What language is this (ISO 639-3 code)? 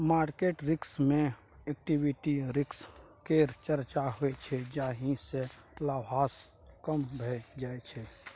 mai